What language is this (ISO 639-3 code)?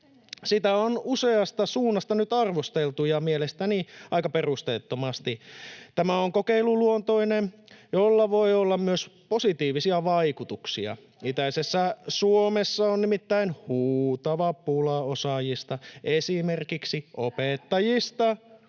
fin